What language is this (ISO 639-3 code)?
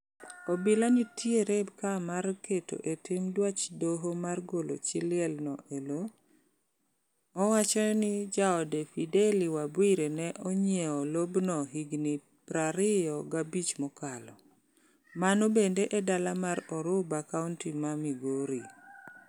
luo